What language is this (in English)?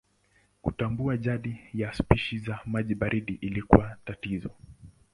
Swahili